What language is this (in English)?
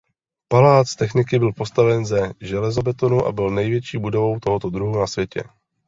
Czech